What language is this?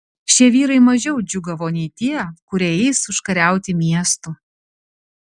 Lithuanian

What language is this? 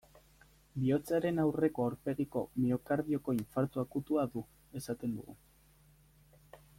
Basque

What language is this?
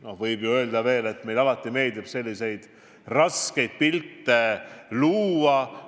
Estonian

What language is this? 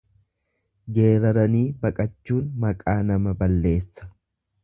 Oromo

